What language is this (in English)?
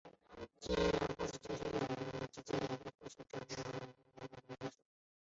Chinese